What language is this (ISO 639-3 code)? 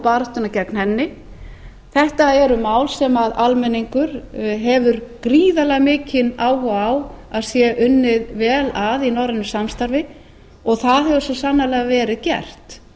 isl